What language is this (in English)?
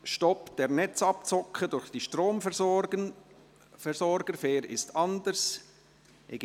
Swiss German